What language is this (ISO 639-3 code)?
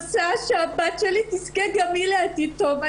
heb